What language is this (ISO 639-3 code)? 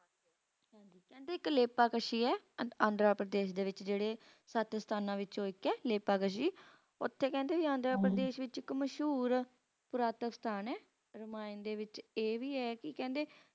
pan